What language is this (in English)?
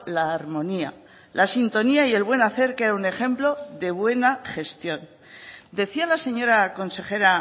Spanish